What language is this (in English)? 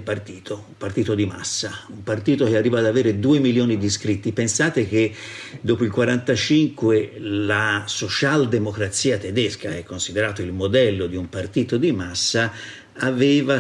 Italian